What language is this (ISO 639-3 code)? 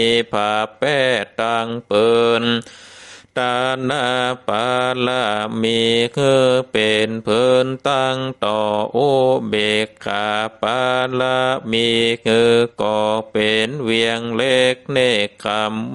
tha